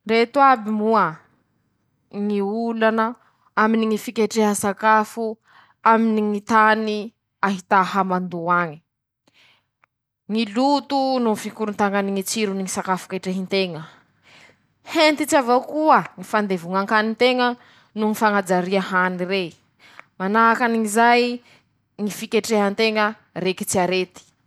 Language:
Masikoro Malagasy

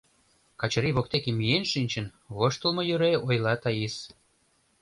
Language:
Mari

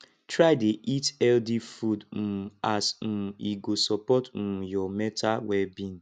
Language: Nigerian Pidgin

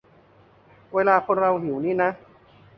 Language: Thai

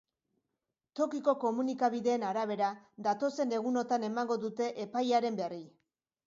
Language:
Basque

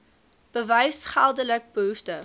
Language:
Afrikaans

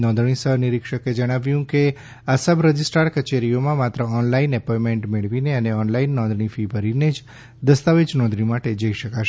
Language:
Gujarati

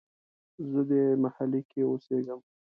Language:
Pashto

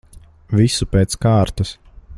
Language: Latvian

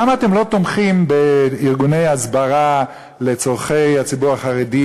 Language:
Hebrew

